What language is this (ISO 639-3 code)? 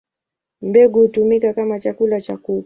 swa